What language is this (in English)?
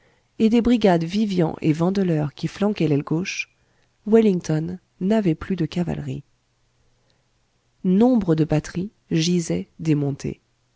French